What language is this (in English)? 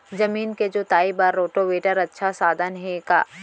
Chhattisgarhi